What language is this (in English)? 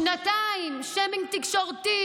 Hebrew